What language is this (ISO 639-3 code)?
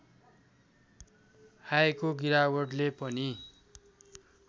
nep